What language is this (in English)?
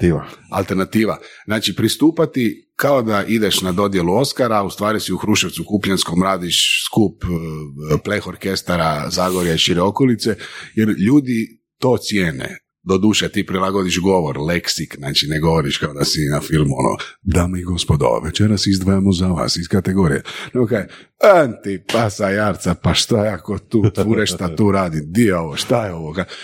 Croatian